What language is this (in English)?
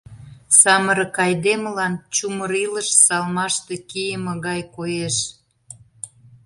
Mari